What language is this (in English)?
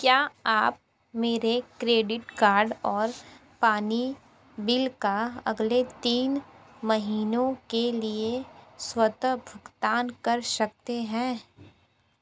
Hindi